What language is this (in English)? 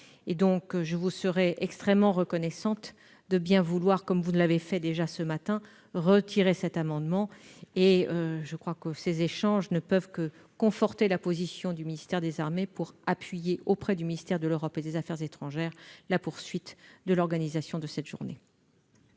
French